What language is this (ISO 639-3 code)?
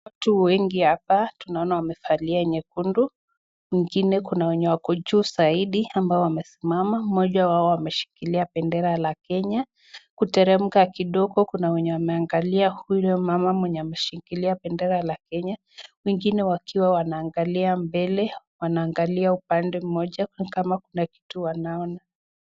swa